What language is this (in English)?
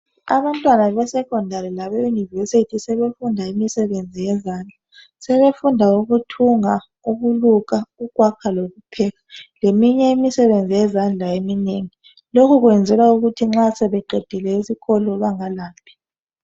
North Ndebele